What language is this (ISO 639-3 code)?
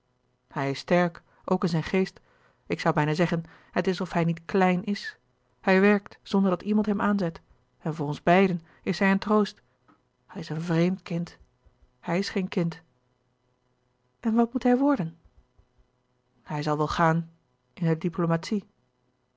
nld